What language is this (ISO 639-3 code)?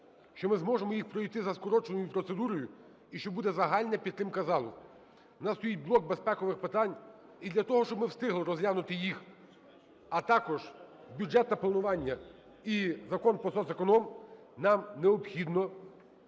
ukr